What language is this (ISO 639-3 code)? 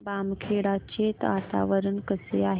mar